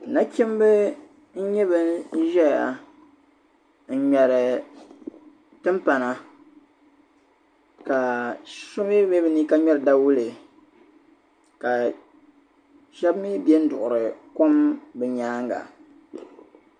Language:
Dagbani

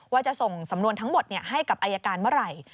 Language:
Thai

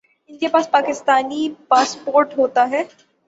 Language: Urdu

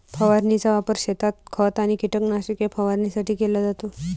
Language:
Marathi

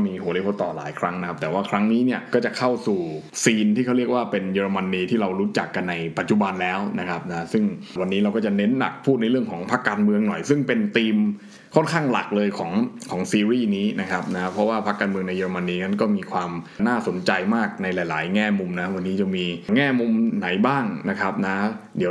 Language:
Thai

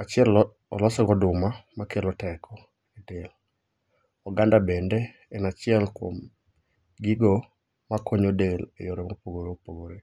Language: Luo (Kenya and Tanzania)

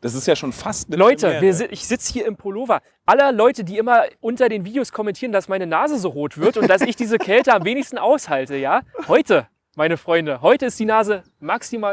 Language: German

